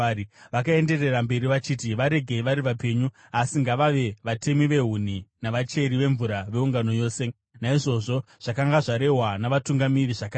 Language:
Shona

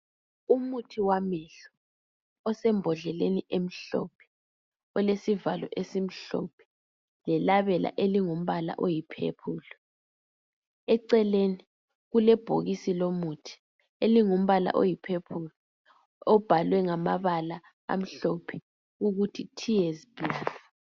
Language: North Ndebele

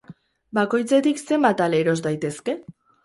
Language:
Basque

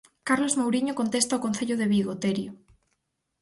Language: Galician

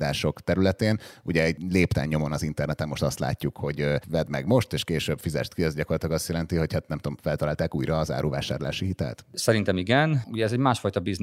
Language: Hungarian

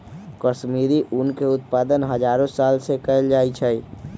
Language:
Magahi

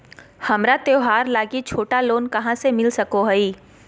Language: Magahi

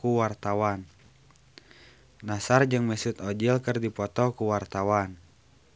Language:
Sundanese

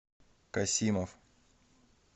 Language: Russian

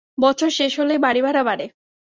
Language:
Bangla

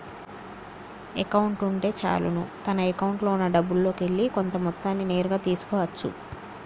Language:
Telugu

